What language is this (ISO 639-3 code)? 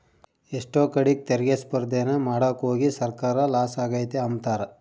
kan